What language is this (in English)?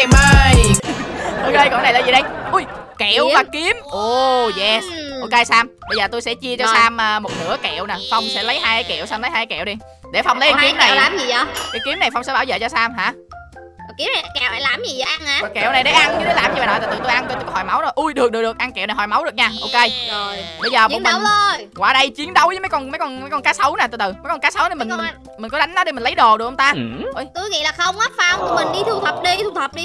Vietnamese